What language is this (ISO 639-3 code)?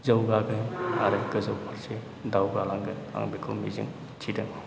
brx